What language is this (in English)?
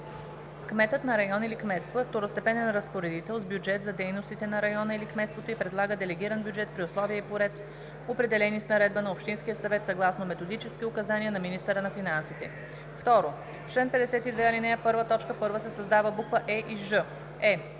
Bulgarian